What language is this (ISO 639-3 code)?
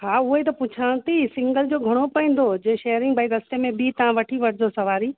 snd